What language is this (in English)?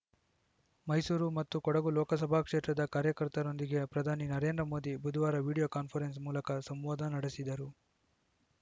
Kannada